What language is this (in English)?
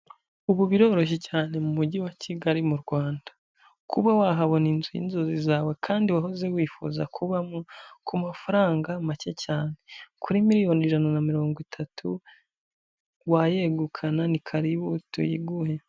Kinyarwanda